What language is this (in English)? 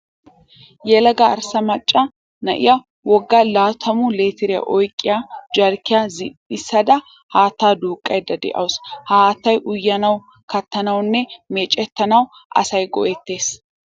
Wolaytta